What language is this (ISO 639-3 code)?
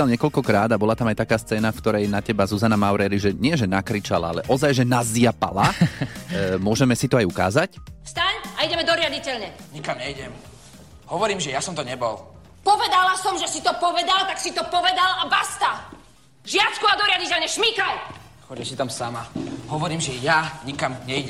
slk